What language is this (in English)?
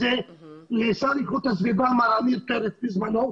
Hebrew